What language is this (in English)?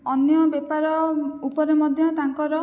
Odia